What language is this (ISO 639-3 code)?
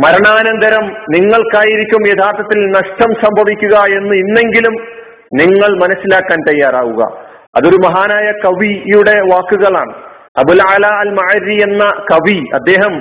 mal